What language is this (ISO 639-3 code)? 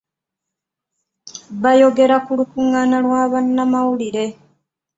lug